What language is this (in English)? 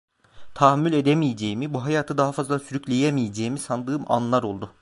Turkish